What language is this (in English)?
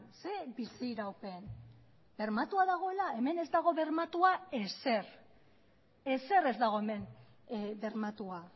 Basque